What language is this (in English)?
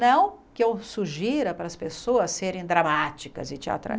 Portuguese